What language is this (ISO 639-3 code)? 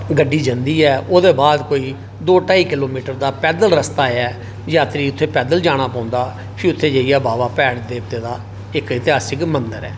doi